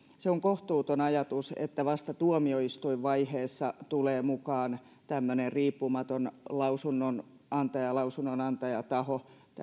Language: Finnish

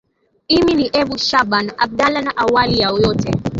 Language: Swahili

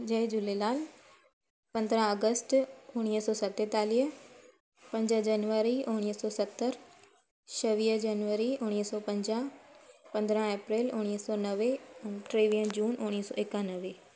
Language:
Sindhi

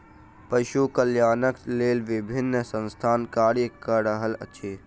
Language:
Maithili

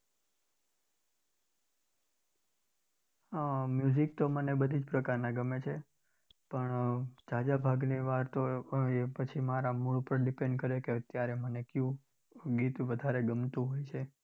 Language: Gujarati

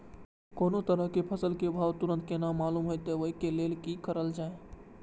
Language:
Maithili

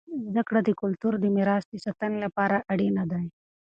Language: Pashto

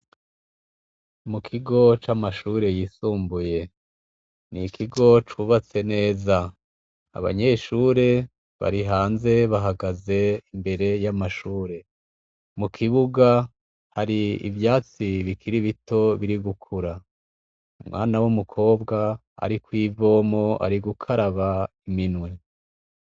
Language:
Rundi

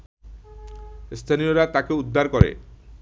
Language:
Bangla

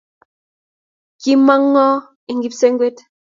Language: Kalenjin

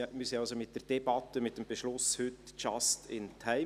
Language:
Swiss German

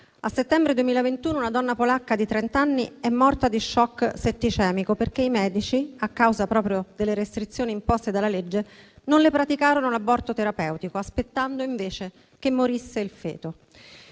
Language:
Italian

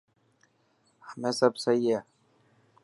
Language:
Dhatki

